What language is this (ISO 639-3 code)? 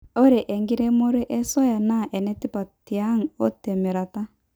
mas